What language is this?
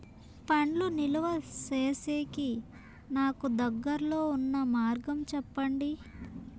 Telugu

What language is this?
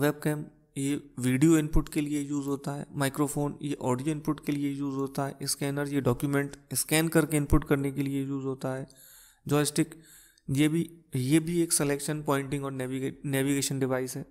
Hindi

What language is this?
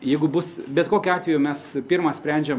Lithuanian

